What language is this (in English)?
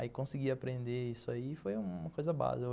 Portuguese